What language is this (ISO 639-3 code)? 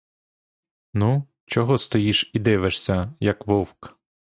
ukr